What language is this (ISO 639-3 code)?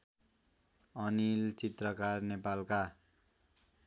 nep